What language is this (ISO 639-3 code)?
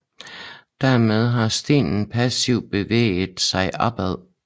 dan